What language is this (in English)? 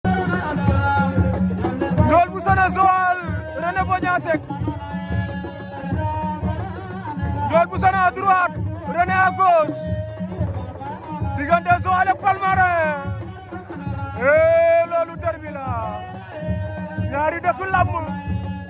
Arabic